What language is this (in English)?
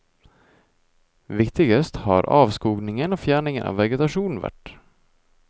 Norwegian